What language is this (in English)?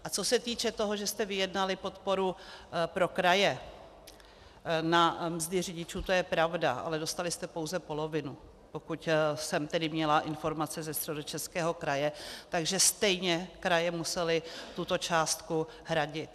Czech